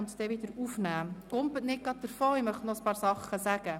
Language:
Swiss German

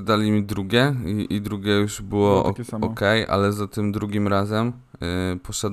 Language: Polish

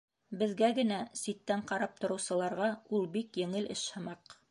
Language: Bashkir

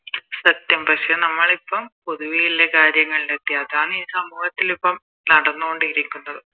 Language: Malayalam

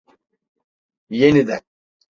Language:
Turkish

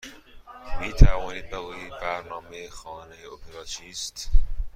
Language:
Persian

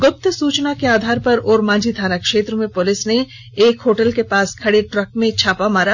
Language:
Hindi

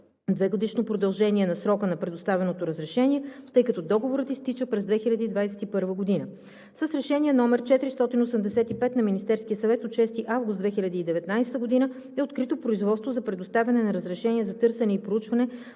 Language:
Bulgarian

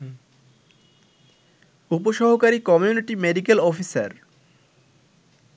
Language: Bangla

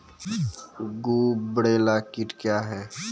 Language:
Maithili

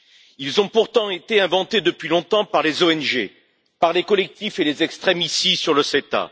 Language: French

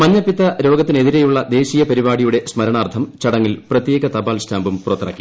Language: Malayalam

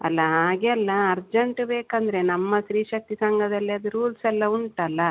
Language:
Kannada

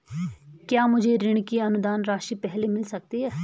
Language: Hindi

